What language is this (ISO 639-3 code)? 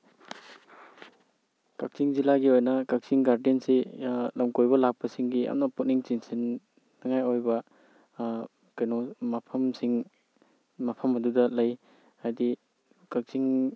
mni